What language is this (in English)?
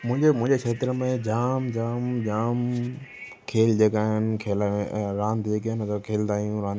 Sindhi